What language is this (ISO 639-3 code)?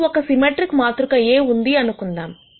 tel